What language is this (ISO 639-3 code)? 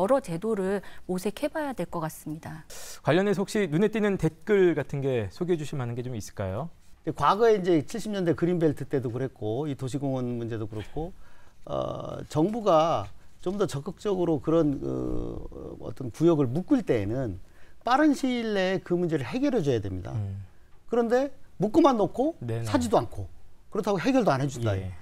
kor